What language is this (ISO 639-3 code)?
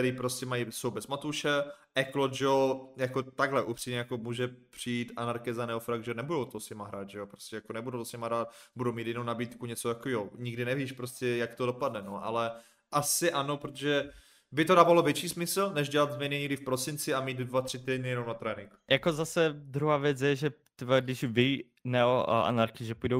ces